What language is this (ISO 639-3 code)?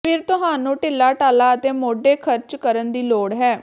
pan